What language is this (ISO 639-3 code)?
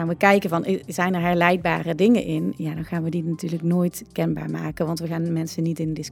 nld